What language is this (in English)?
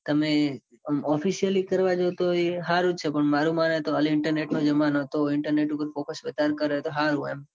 Gujarati